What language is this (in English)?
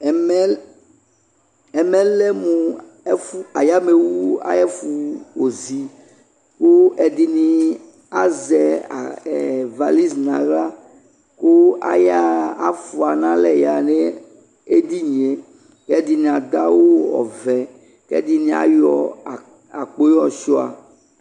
Ikposo